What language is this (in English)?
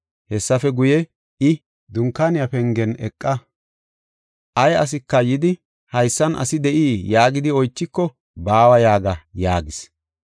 Gofa